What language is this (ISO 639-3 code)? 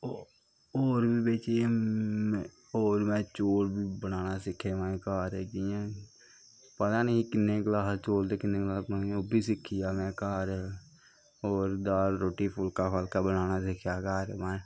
doi